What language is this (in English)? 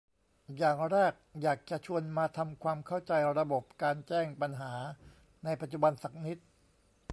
Thai